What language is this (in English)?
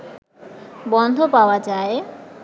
Bangla